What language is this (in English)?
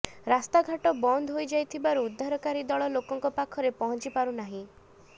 Odia